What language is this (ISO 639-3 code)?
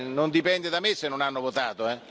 ita